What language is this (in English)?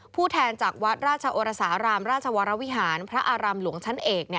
Thai